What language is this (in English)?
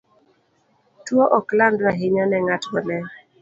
Luo (Kenya and Tanzania)